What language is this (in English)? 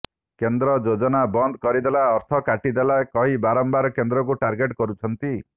Odia